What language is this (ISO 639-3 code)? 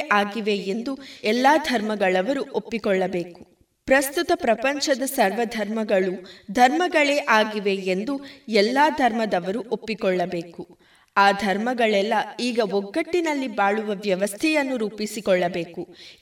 kan